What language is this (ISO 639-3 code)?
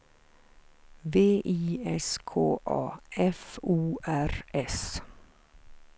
swe